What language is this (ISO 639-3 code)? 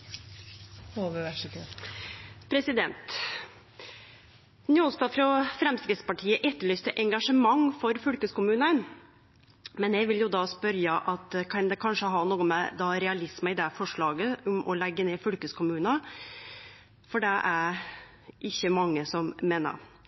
nor